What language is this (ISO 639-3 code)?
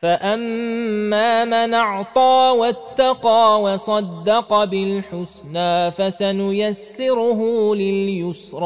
ara